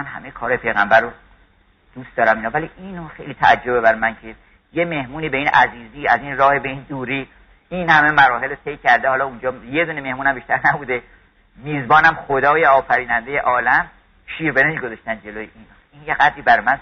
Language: Persian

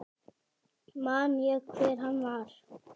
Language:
Icelandic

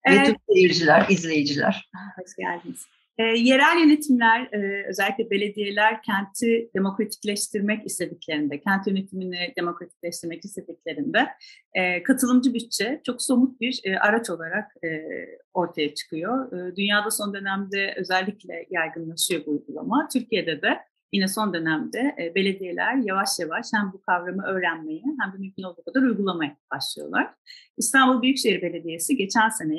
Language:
Turkish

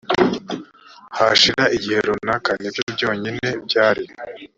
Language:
Kinyarwanda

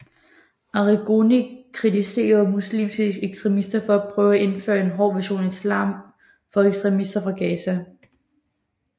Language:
Danish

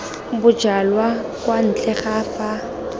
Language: Tswana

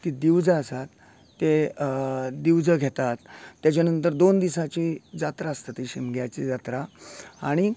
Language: Konkani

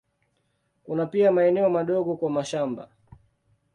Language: Swahili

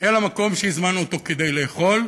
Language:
Hebrew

